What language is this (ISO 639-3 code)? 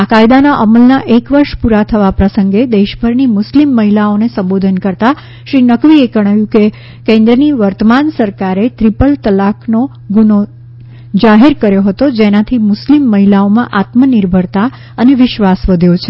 guj